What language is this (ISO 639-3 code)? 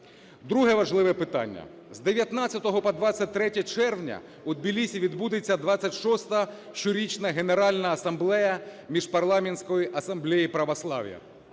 ukr